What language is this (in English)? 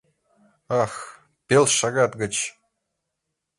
Mari